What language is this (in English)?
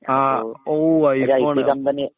Malayalam